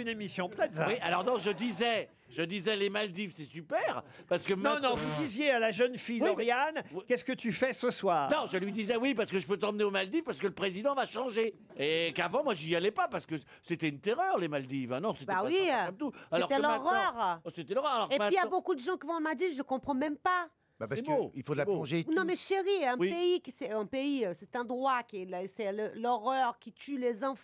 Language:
French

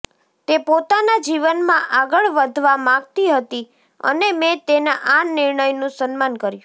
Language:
Gujarati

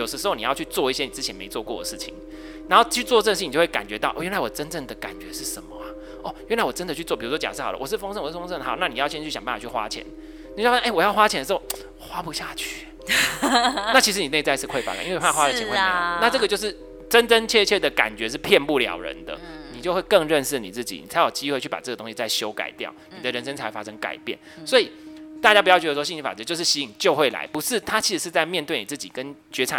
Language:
Chinese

